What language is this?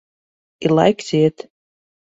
Latvian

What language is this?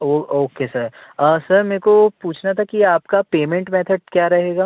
Hindi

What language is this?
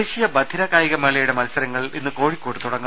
Malayalam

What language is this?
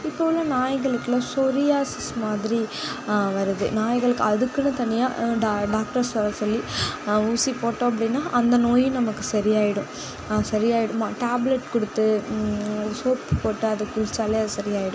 Tamil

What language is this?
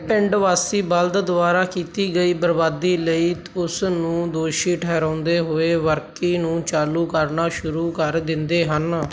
Punjabi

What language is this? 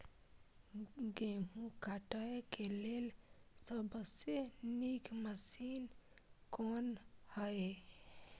Maithili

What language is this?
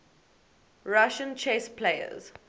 English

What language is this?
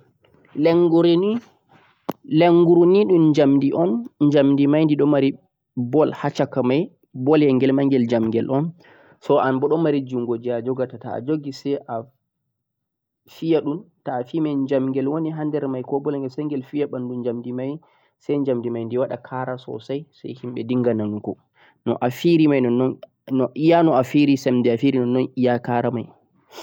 Central-Eastern Niger Fulfulde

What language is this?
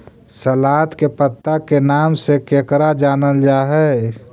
Magahi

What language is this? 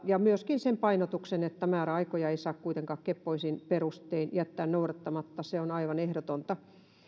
Finnish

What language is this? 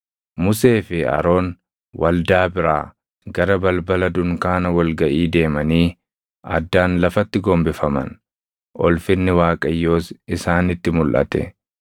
Oromo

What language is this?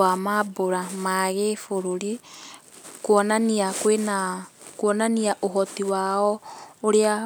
Kikuyu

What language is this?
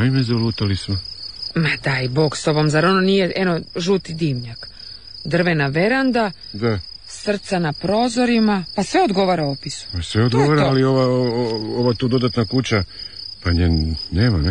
Croatian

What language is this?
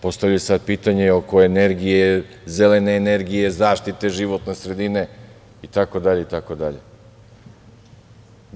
Serbian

